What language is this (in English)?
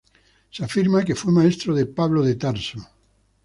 Spanish